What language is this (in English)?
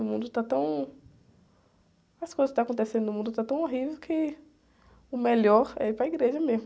Portuguese